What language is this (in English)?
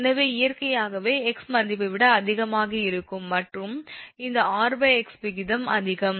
Tamil